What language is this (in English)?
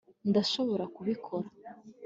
Kinyarwanda